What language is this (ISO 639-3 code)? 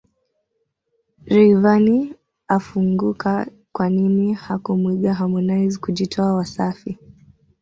swa